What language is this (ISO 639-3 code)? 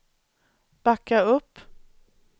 swe